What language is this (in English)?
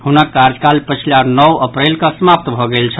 Maithili